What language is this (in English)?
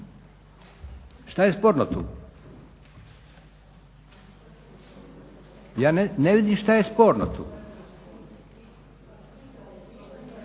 Croatian